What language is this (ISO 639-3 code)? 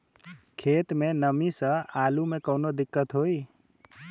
bho